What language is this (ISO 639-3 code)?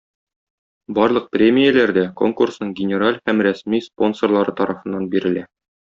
tat